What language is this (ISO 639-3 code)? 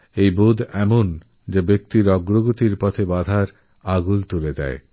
ben